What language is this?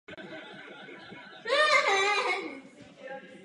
Czech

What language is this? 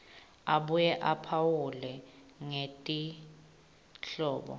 Swati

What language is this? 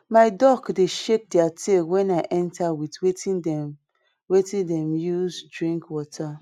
Nigerian Pidgin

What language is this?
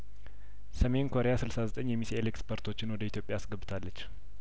Amharic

